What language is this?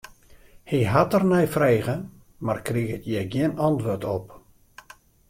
Western Frisian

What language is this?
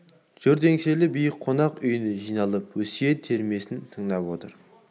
Kazakh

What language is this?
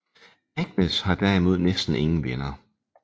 Danish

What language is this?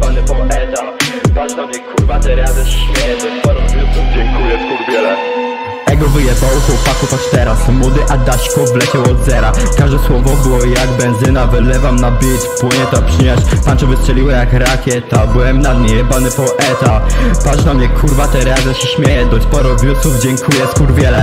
Polish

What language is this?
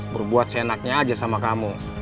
Indonesian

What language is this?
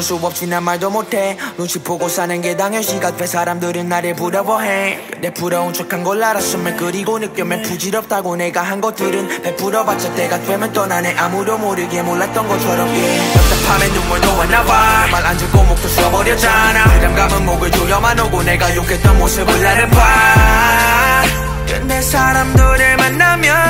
Korean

